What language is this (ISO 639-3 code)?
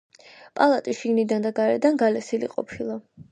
kat